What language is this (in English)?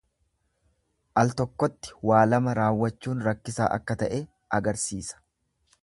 Oromo